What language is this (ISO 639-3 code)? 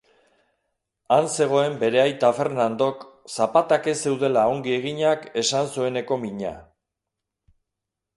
eus